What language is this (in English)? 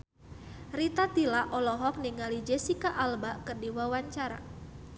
Sundanese